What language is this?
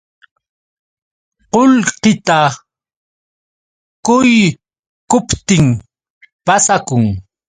Yauyos Quechua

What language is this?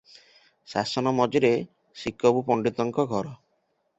Odia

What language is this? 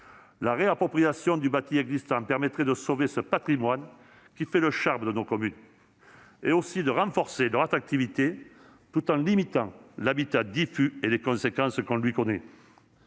French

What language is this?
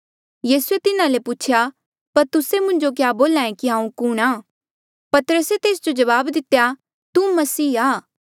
Mandeali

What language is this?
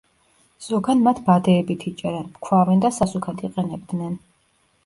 Georgian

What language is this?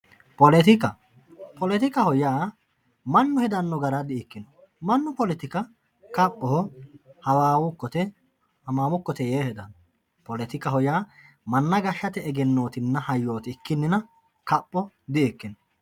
Sidamo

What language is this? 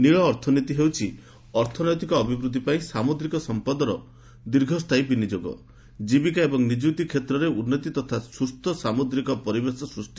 Odia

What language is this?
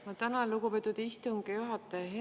Estonian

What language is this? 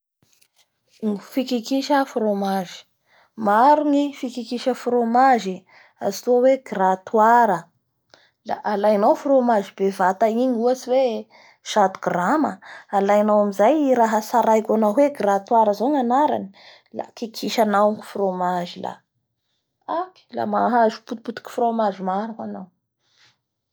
Bara Malagasy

